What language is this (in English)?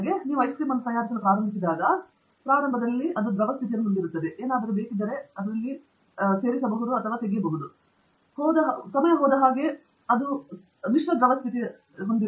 Kannada